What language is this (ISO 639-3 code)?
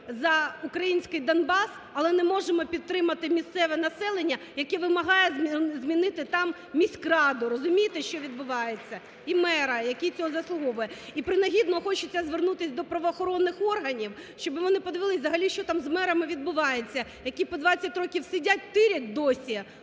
ukr